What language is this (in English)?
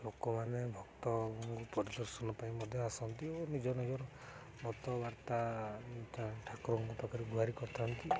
Odia